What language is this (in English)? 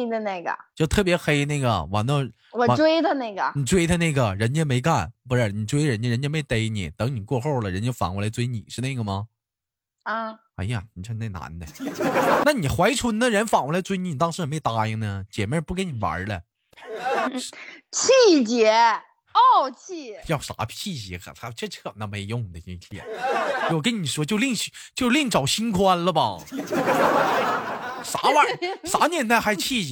Chinese